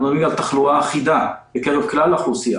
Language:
Hebrew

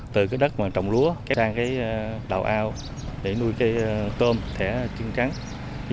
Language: Vietnamese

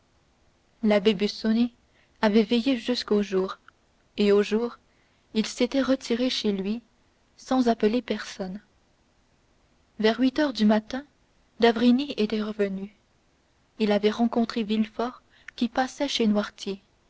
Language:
French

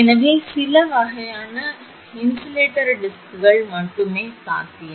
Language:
Tamil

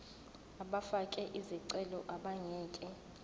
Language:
Zulu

